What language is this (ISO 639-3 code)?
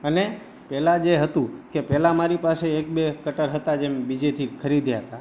guj